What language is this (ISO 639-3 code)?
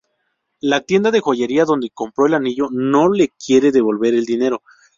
spa